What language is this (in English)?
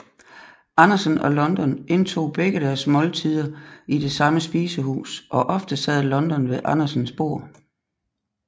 Danish